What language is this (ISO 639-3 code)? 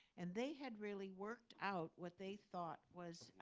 eng